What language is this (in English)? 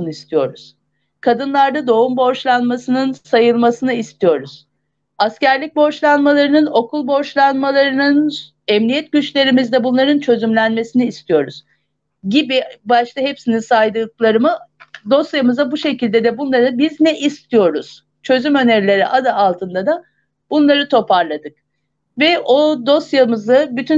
Turkish